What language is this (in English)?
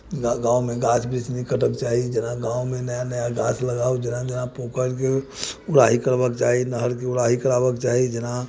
Maithili